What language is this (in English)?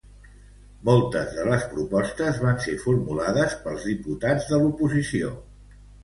Catalan